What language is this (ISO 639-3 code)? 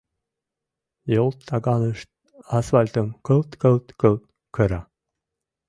chm